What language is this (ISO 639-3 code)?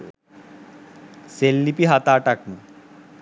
sin